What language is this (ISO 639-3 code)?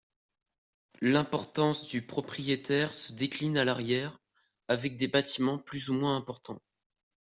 fra